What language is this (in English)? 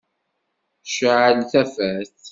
Kabyle